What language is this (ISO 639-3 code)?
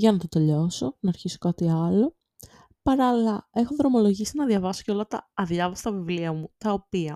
ell